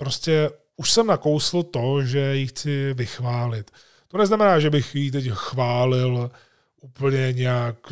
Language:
Czech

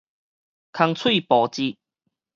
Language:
Min Nan Chinese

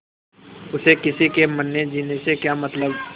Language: Hindi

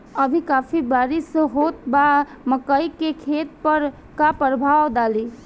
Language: Bhojpuri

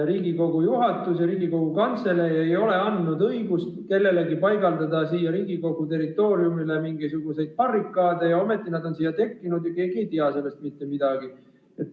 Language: Estonian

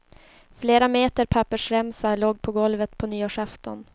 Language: Swedish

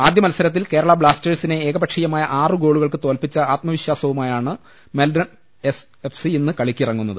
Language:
Malayalam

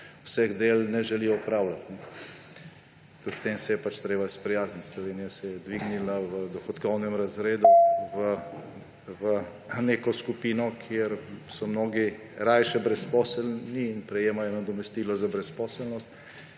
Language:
Slovenian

